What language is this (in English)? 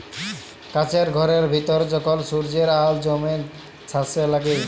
Bangla